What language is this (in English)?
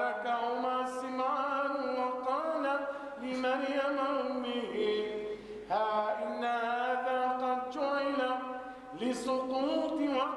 Arabic